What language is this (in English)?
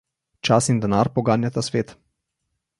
Slovenian